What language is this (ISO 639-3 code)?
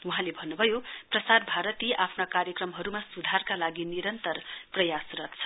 nep